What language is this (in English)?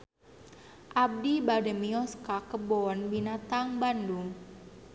Sundanese